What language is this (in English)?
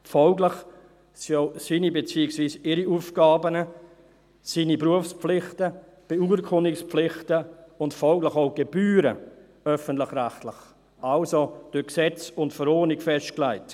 Swiss German